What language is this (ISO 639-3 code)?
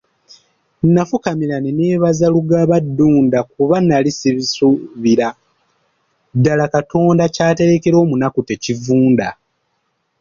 lug